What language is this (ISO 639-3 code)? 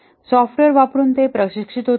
mar